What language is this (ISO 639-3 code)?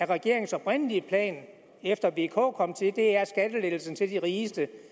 dan